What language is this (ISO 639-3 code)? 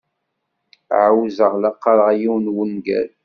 kab